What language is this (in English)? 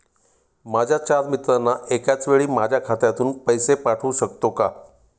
Marathi